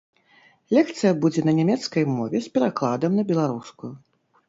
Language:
Belarusian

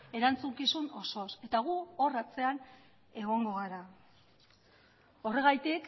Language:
Basque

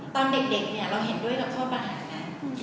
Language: Thai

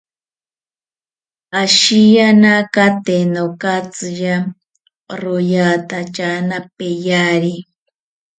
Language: South Ucayali Ashéninka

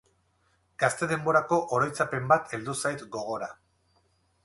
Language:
Basque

